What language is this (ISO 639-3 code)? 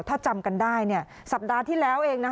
tha